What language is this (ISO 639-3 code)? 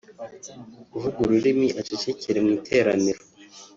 kin